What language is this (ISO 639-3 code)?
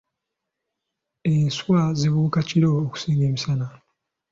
lug